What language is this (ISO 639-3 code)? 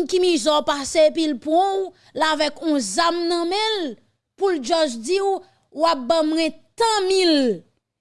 fra